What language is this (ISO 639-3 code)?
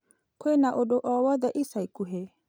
kik